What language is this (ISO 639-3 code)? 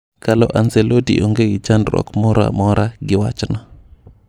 luo